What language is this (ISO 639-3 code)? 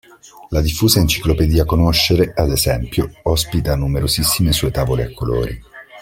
ita